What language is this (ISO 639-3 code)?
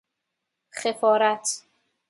fas